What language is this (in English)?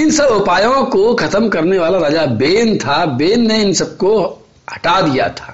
Hindi